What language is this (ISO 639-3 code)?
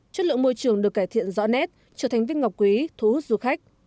vie